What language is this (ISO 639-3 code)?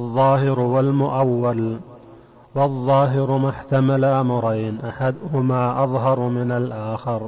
ara